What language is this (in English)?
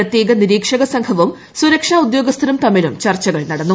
Malayalam